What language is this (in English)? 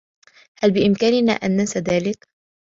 Arabic